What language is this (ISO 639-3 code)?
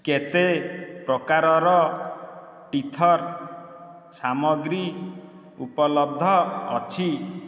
ori